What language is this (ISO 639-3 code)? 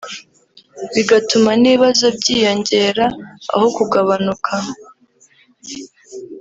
kin